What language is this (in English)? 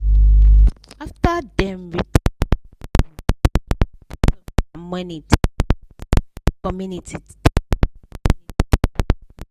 Nigerian Pidgin